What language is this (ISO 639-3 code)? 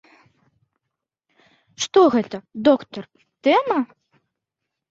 bel